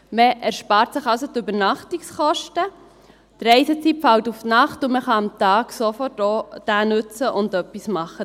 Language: Swiss German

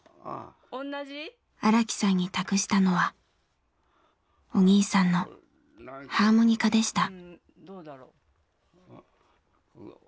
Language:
Japanese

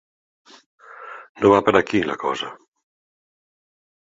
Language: Catalan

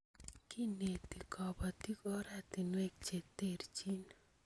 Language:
Kalenjin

